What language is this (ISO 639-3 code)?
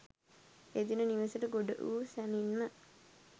sin